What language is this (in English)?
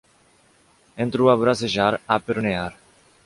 Portuguese